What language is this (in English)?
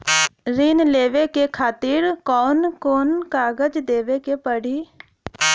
Bhojpuri